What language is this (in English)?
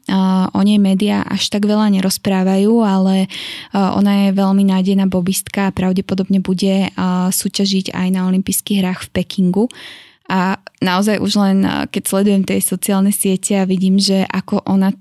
Slovak